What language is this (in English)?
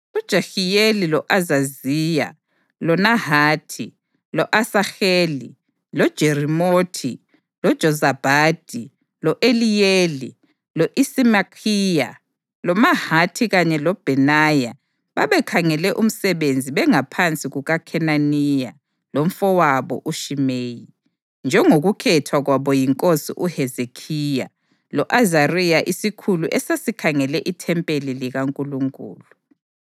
North Ndebele